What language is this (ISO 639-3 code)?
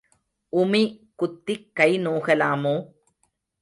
tam